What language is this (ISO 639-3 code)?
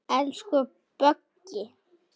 isl